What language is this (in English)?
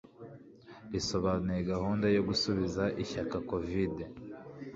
Kinyarwanda